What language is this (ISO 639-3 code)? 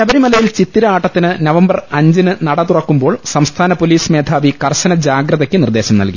mal